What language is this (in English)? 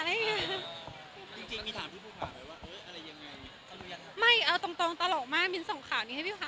Thai